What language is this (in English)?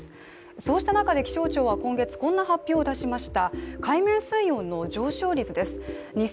Japanese